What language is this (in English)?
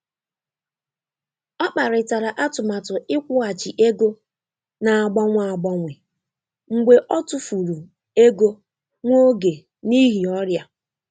Igbo